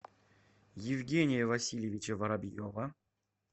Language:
Russian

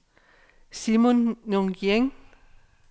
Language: Danish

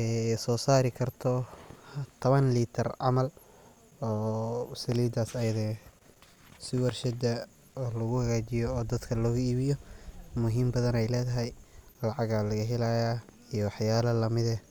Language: Somali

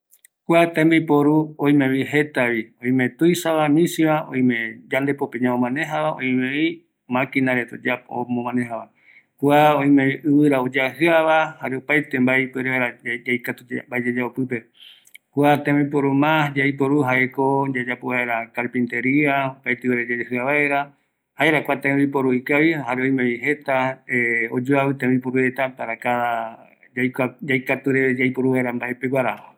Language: Eastern Bolivian Guaraní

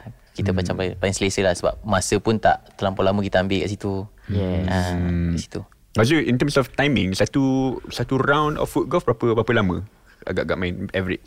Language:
Malay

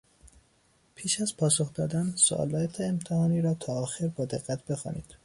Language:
Persian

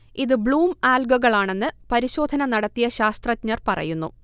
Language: Malayalam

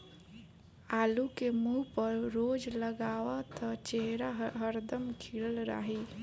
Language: Bhojpuri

